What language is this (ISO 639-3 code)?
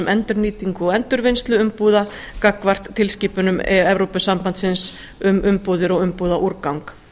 isl